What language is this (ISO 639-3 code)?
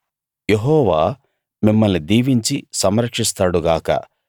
tel